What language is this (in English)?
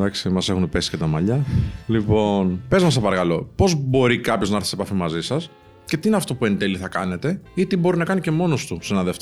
Greek